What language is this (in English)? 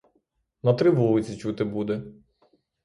Ukrainian